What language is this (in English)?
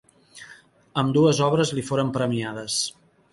Catalan